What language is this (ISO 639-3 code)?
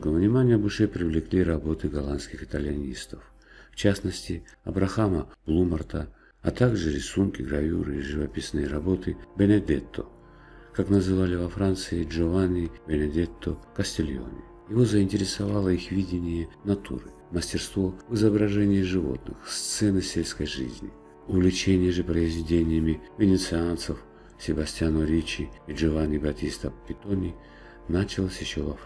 rus